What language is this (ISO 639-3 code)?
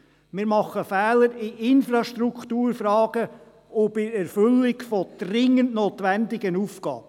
gsw